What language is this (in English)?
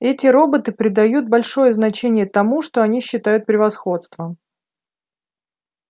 Russian